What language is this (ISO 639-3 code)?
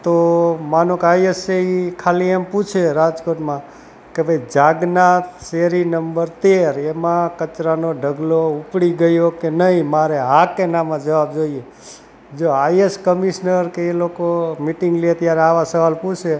guj